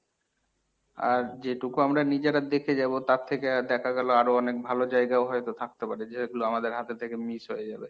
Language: Bangla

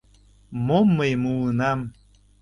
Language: Mari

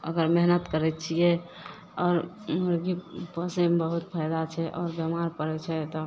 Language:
Maithili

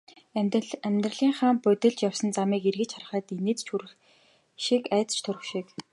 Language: Mongolian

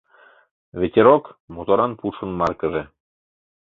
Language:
Mari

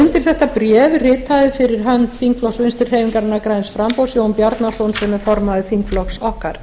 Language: Icelandic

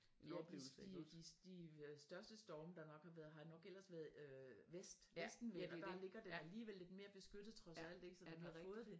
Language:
Danish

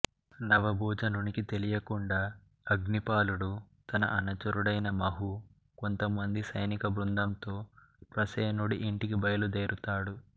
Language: Telugu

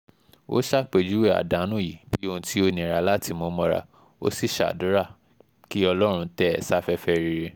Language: Yoruba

